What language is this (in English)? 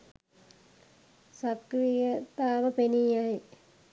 Sinhala